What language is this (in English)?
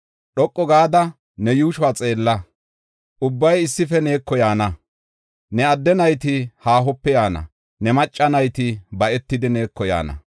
Gofa